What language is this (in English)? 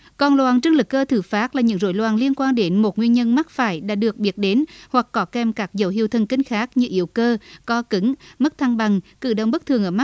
Vietnamese